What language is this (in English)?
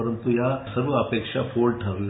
Marathi